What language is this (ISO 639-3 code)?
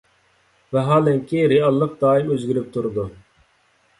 uig